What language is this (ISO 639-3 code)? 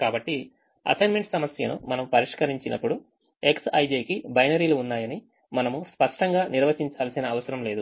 tel